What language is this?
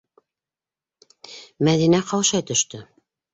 Bashkir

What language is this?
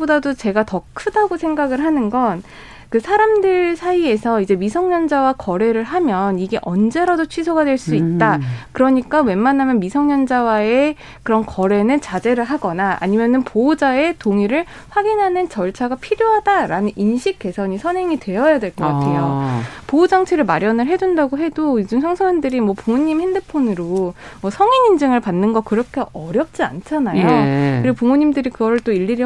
Korean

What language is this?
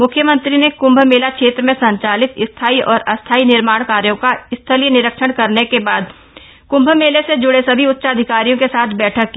Hindi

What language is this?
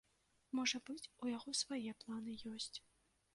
Belarusian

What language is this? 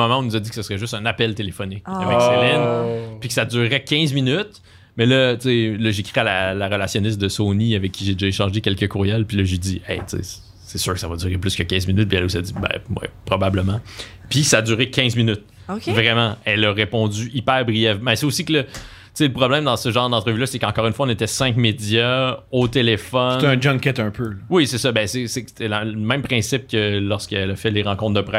French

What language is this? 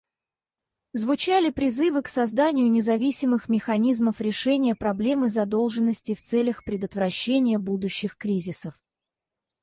Russian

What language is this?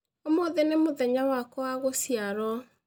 Kikuyu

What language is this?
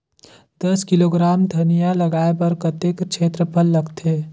Chhattisgarhi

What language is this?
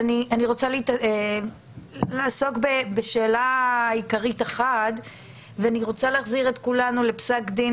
Hebrew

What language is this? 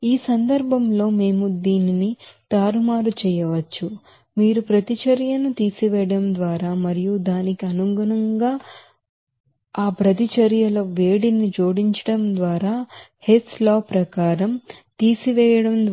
Telugu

